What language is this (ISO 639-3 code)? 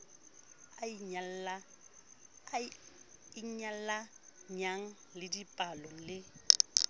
sot